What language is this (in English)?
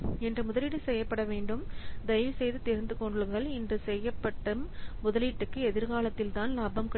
Tamil